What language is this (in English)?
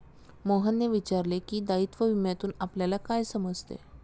Marathi